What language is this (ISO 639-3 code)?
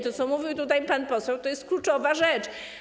pol